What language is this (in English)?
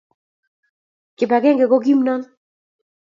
Kalenjin